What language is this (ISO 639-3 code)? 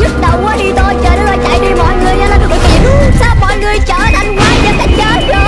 vie